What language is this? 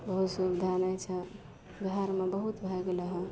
Maithili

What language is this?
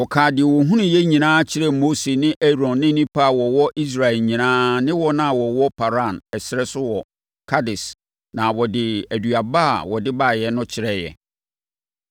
Akan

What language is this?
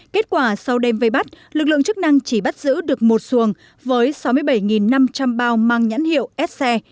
Vietnamese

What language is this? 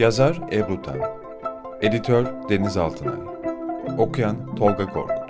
Turkish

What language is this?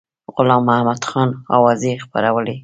Pashto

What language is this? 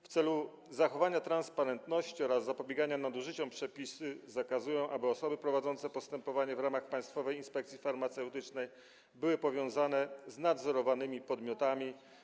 Polish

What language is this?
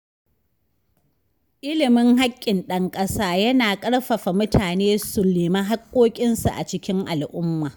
Hausa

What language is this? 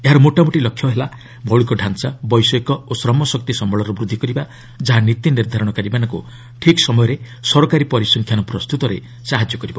Odia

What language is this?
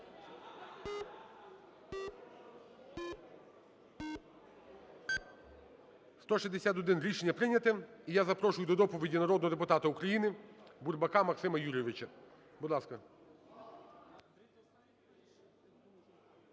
Ukrainian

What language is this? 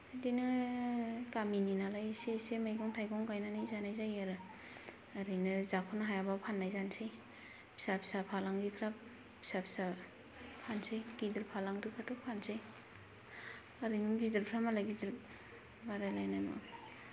Bodo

